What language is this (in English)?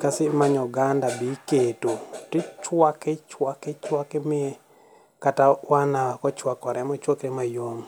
Luo (Kenya and Tanzania)